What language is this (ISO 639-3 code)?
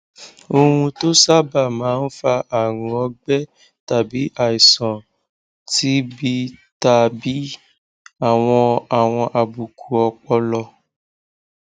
yor